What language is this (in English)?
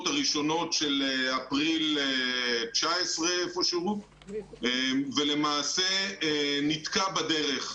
Hebrew